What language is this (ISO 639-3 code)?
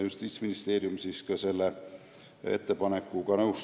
est